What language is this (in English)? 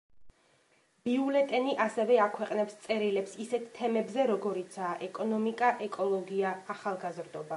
Georgian